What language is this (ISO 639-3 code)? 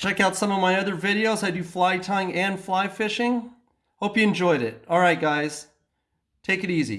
eng